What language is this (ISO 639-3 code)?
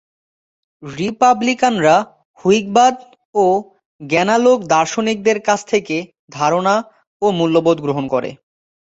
ben